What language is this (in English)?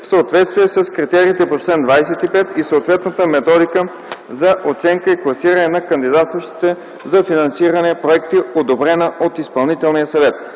Bulgarian